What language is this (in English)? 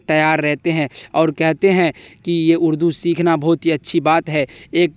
Urdu